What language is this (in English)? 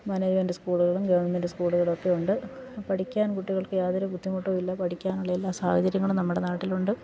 Malayalam